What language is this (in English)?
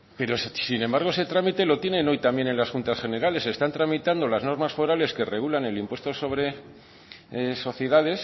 Spanish